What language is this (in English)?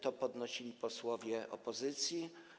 Polish